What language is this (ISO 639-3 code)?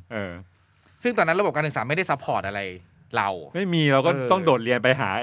tha